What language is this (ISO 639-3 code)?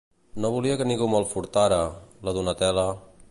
cat